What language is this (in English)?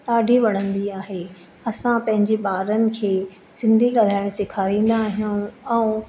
Sindhi